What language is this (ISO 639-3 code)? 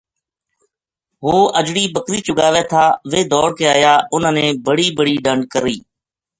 gju